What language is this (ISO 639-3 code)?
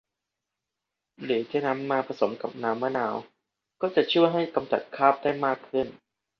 tha